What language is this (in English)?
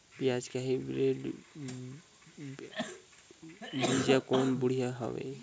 Chhattisgarhi